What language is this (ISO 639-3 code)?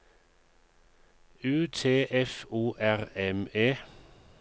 nor